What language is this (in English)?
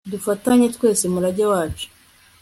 Kinyarwanda